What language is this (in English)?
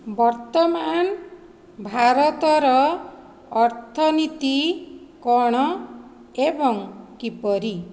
Odia